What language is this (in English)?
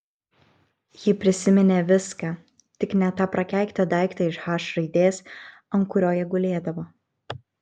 Lithuanian